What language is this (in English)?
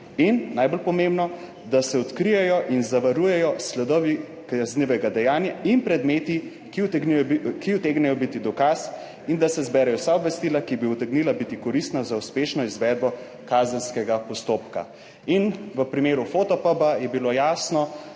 Slovenian